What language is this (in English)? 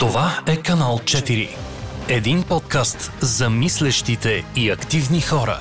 Bulgarian